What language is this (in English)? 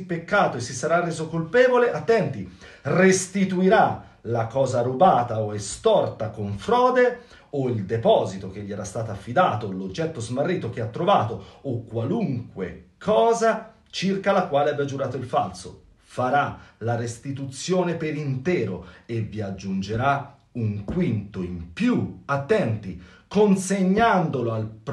Italian